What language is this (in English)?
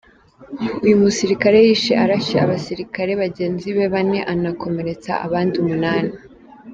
Kinyarwanda